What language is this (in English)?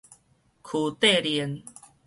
Min Nan Chinese